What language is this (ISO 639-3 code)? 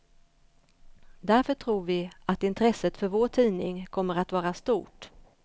swe